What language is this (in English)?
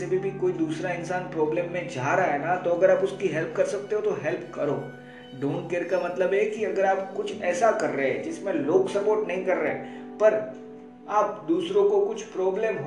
Hindi